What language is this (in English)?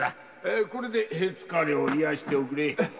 Japanese